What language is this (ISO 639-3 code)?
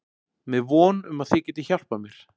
isl